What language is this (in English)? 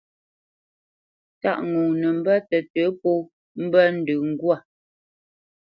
Bamenyam